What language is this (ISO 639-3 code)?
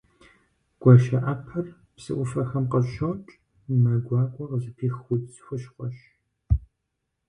kbd